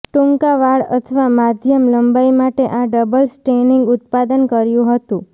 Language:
Gujarati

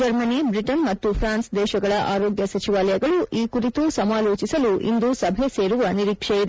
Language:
Kannada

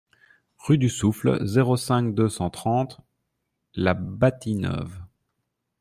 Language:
French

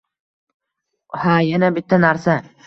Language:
Uzbek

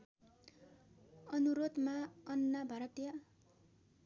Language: Nepali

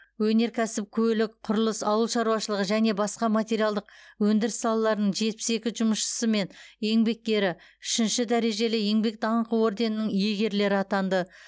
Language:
Kazakh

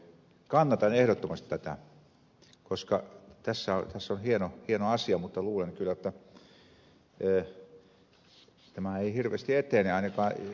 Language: Finnish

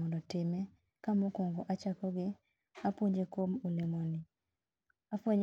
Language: Luo (Kenya and Tanzania)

